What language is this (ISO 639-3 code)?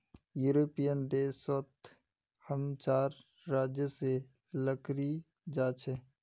mag